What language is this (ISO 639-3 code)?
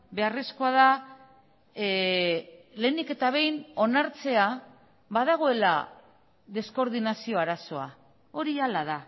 eus